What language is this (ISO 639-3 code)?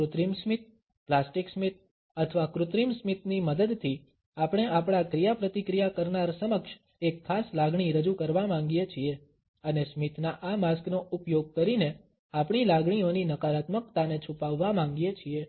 guj